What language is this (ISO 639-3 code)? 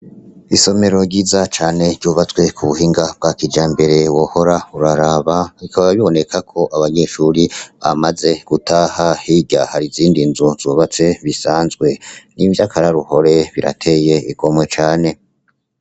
run